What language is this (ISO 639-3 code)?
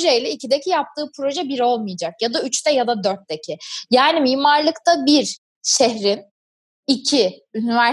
tur